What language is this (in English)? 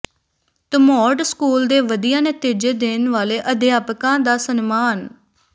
Punjabi